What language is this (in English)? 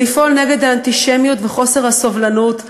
Hebrew